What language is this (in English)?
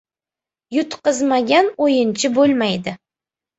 Uzbek